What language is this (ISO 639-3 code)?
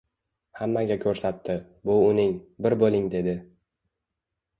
uzb